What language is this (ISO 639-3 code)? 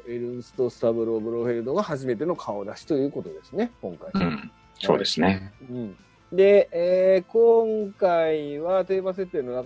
jpn